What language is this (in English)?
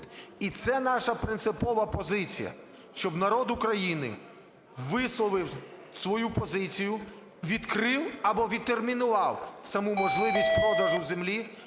Ukrainian